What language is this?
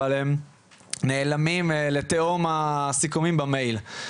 Hebrew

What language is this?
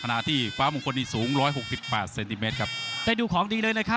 Thai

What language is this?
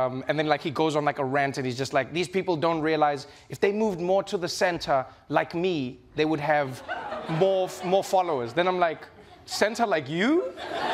English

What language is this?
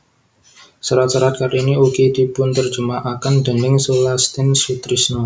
Javanese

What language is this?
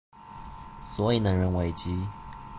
Chinese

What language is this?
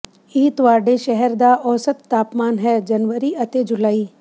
Punjabi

